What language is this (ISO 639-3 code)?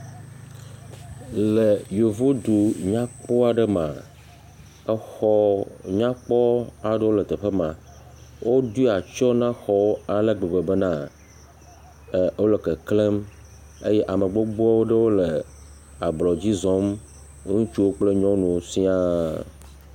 ewe